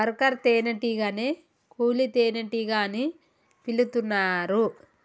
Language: Telugu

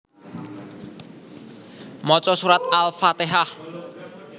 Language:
Javanese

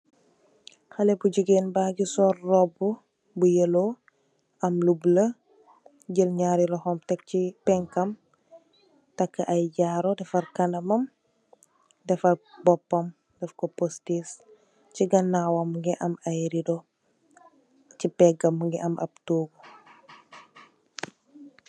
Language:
Wolof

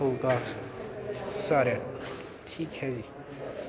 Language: Punjabi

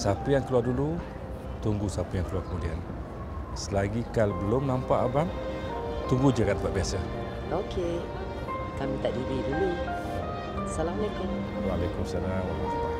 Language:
Malay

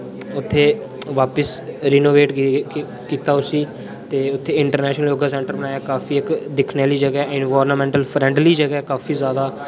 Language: Dogri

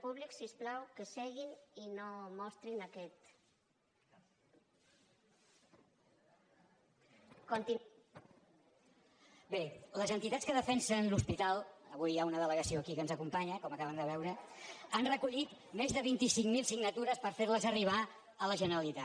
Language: Catalan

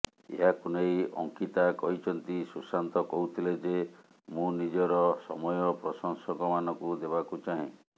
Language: Odia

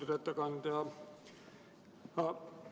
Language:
Estonian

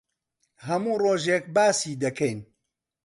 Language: Central Kurdish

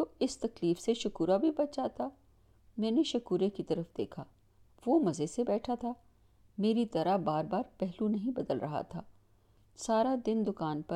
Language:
Urdu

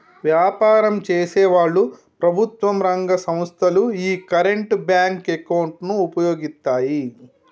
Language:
Telugu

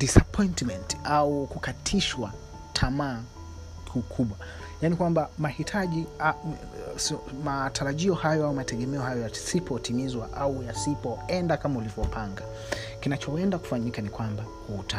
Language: Swahili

